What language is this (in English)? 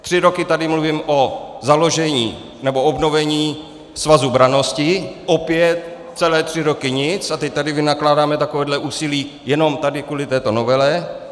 Czech